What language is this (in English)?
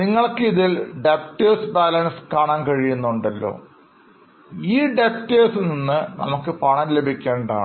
Malayalam